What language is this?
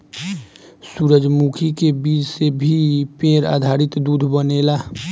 Bhojpuri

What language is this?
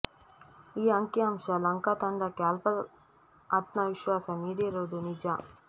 Kannada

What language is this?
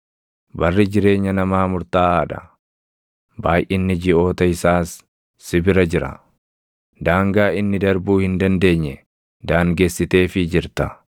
Oromo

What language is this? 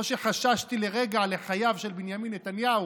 Hebrew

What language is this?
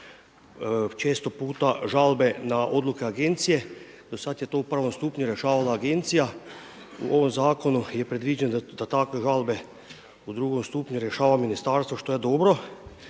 Croatian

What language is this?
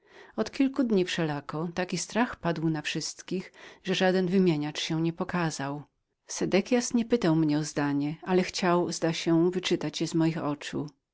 Polish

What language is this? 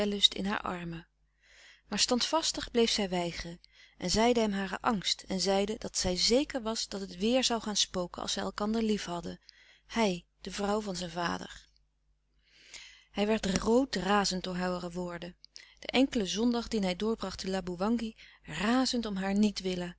Dutch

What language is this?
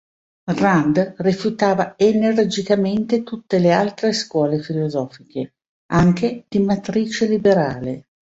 Italian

